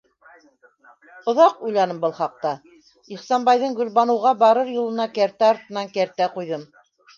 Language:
Bashkir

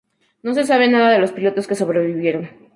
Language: Spanish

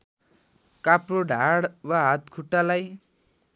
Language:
Nepali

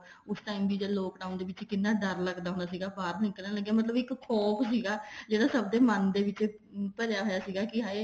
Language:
Punjabi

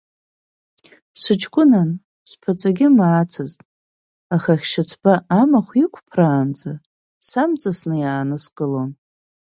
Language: Abkhazian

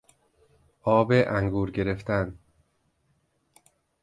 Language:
Persian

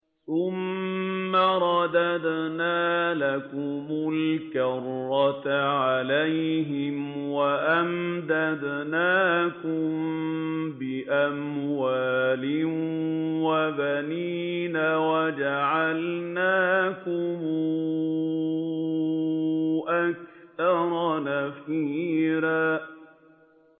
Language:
Arabic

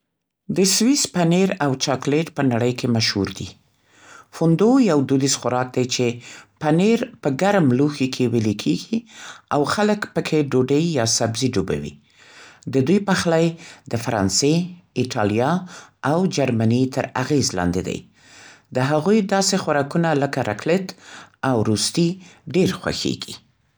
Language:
Central Pashto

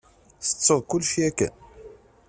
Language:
Kabyle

